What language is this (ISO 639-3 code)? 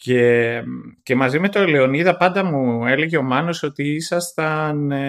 ell